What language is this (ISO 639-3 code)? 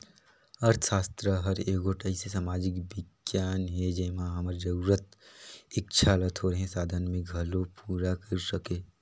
hne